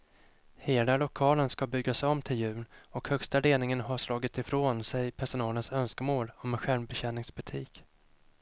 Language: Swedish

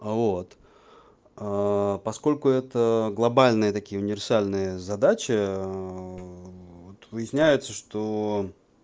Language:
Russian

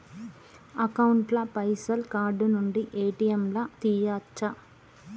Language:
Telugu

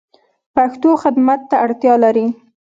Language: Pashto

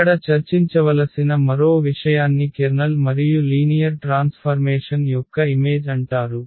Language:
Telugu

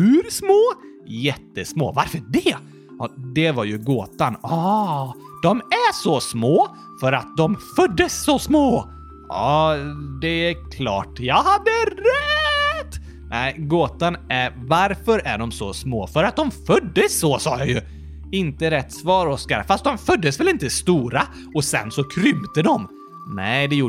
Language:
Swedish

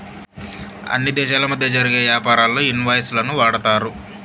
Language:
Telugu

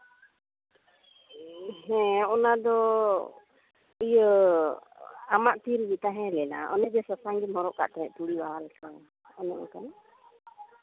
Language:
Santali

